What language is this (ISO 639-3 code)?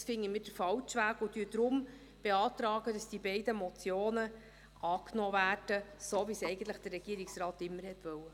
gsw